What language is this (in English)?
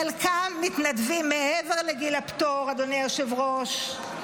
Hebrew